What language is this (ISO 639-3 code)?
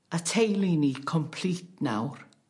cym